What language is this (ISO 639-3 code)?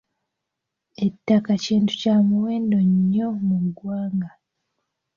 lug